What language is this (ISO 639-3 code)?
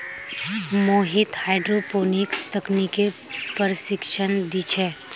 mag